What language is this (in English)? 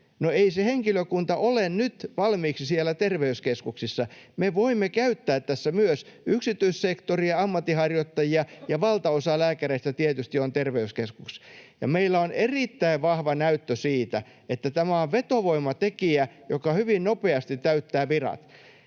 Finnish